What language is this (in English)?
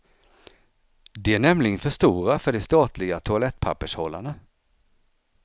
Swedish